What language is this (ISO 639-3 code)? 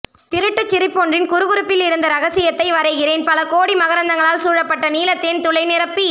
tam